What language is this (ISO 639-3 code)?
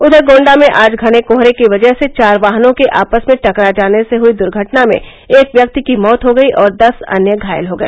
hin